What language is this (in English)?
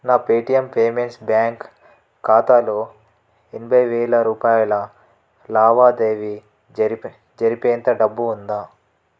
Telugu